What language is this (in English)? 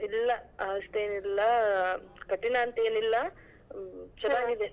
Kannada